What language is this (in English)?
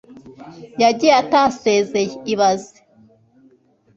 Kinyarwanda